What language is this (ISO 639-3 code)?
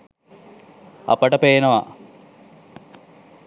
sin